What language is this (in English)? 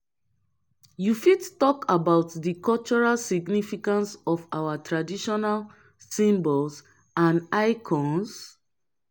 Nigerian Pidgin